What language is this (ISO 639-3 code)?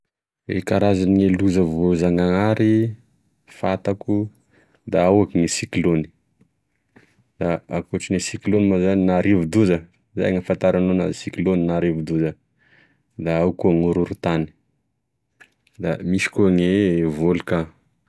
tkg